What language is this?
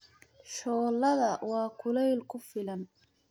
Somali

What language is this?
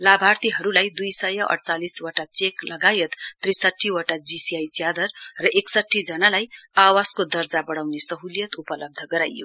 Nepali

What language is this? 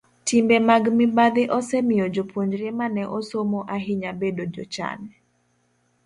Luo (Kenya and Tanzania)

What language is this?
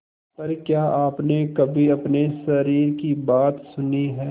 Hindi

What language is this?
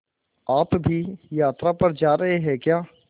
Hindi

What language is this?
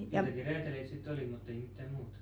Finnish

